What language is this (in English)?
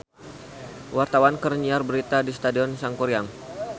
Sundanese